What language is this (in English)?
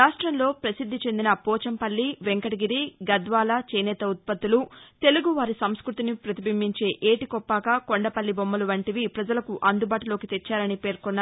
Telugu